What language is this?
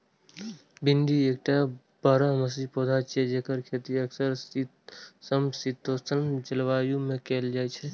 Maithili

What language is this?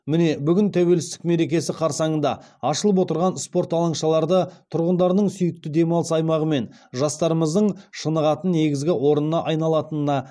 Kazakh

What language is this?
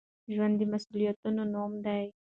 Pashto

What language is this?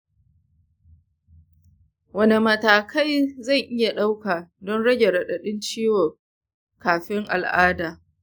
Hausa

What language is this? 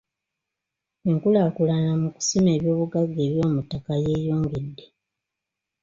Ganda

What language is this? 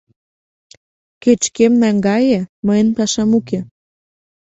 Mari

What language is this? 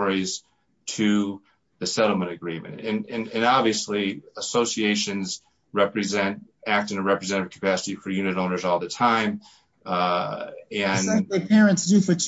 English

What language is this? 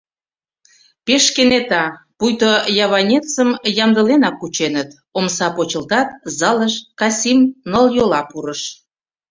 Mari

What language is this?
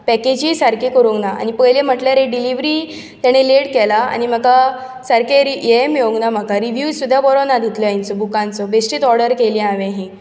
Konkani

